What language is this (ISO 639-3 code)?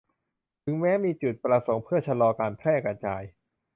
tha